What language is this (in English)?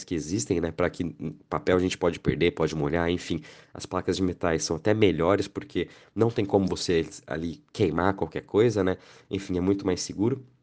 Portuguese